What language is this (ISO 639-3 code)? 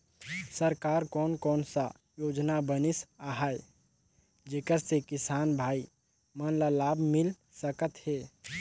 hne